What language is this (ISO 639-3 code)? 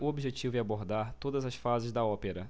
por